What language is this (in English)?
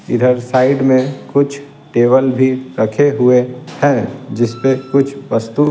Hindi